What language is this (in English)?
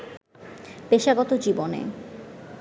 Bangla